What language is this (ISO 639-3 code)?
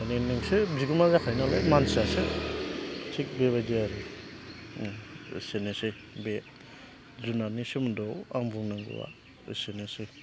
brx